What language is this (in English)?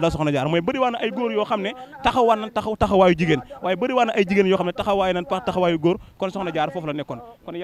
Arabic